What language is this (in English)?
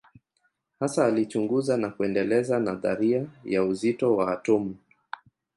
Swahili